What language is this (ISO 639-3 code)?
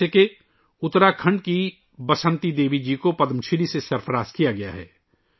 urd